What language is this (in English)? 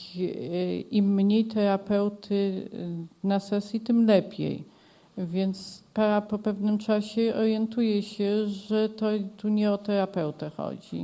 Polish